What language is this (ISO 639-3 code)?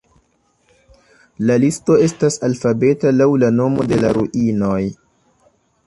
epo